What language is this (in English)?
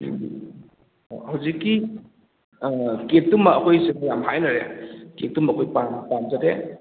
Manipuri